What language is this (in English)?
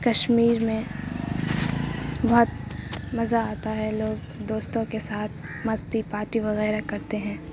Urdu